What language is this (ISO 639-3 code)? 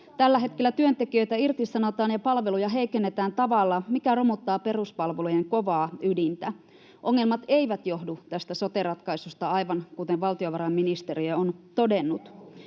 fin